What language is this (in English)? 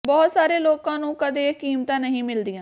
Punjabi